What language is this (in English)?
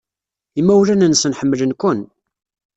Kabyle